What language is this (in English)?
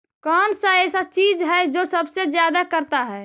Magahi